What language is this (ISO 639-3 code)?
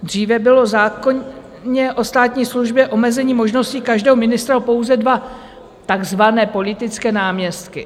ces